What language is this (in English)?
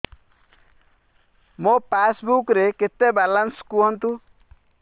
Odia